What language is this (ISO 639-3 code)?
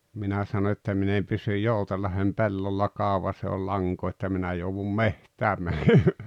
fin